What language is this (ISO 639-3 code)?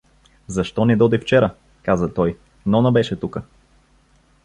bul